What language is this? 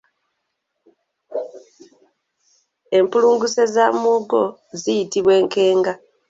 Ganda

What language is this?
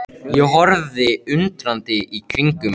Icelandic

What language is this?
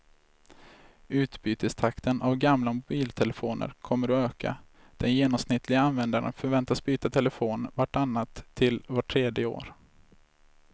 Swedish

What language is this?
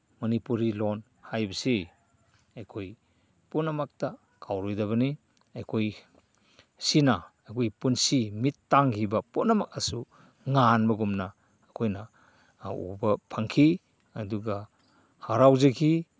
Manipuri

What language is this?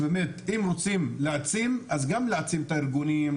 Hebrew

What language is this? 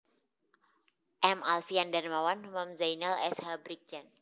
Javanese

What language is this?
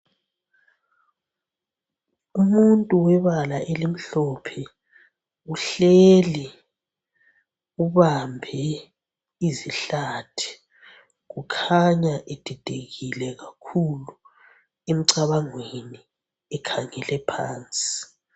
North Ndebele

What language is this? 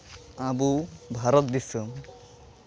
Santali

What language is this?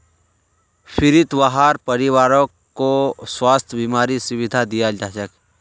Magahi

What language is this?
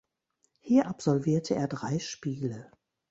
German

